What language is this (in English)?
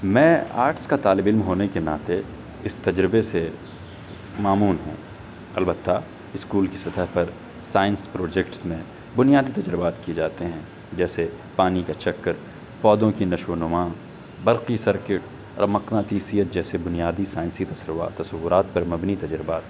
Urdu